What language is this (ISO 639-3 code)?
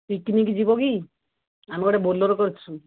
ori